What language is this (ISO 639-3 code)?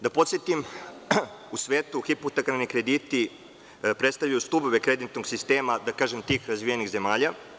srp